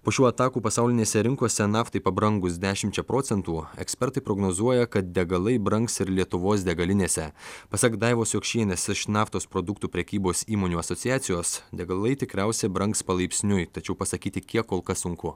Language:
Lithuanian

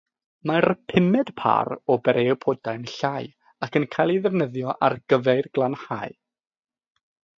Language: Welsh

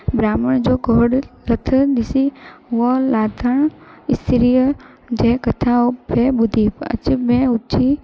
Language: Sindhi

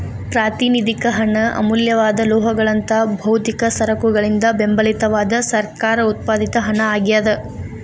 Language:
Kannada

